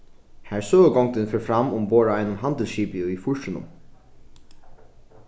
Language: Faroese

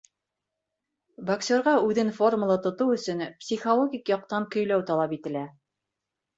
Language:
Bashkir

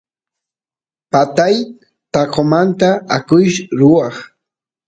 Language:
Santiago del Estero Quichua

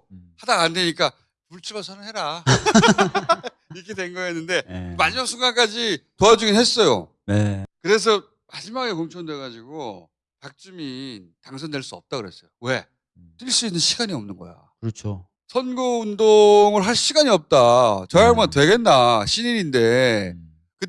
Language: Korean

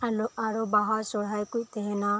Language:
Santali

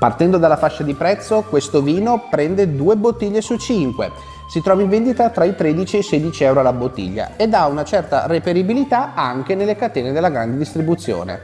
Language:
Italian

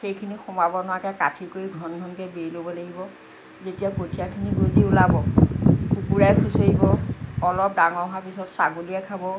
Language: Assamese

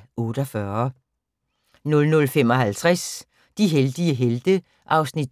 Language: Danish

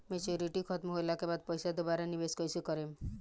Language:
Bhojpuri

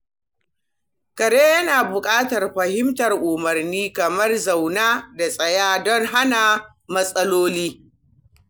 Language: Hausa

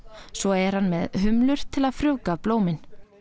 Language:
Icelandic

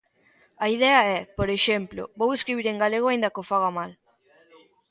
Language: Galician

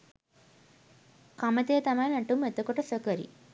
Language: Sinhala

